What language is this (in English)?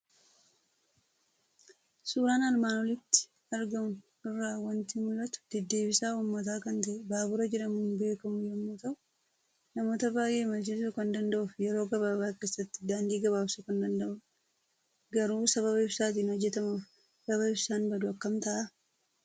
Oromo